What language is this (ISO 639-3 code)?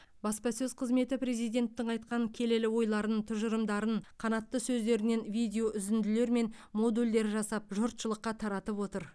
kaz